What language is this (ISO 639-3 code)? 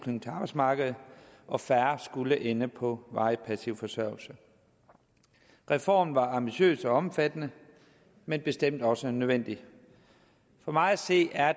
dan